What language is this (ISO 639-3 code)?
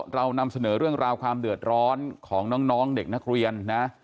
tha